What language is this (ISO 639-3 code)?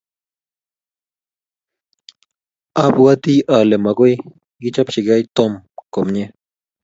kln